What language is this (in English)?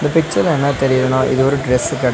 Tamil